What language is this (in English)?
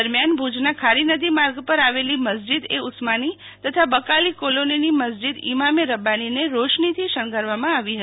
Gujarati